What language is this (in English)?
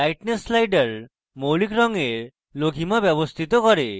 Bangla